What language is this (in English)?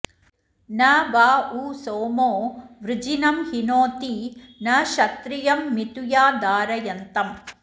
Sanskrit